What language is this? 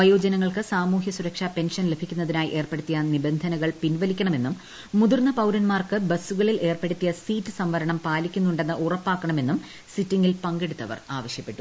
Malayalam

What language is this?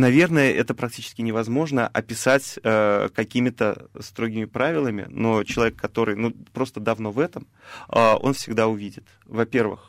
Russian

